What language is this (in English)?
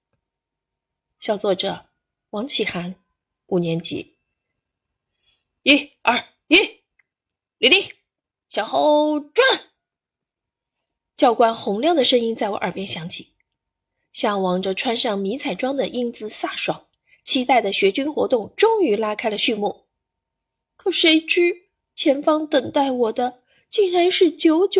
Chinese